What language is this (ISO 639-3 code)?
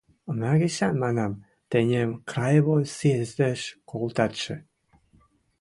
mrj